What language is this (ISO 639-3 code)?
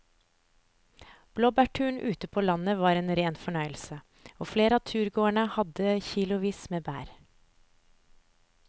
nor